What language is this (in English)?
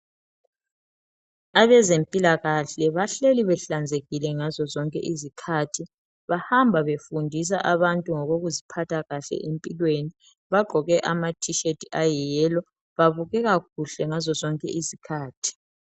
North Ndebele